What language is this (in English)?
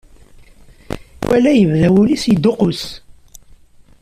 Kabyle